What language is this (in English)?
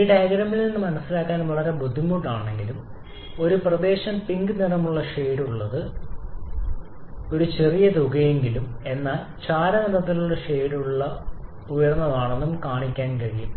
Malayalam